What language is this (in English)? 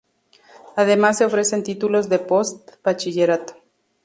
Spanish